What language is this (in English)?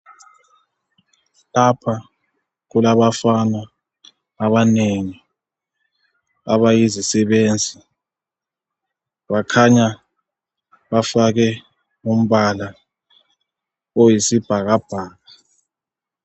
North Ndebele